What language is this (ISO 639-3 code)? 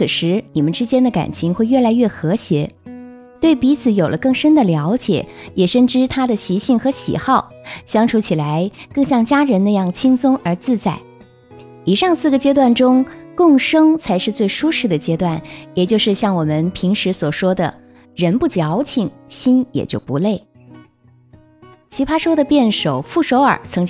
zho